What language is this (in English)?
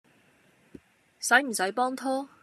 Cantonese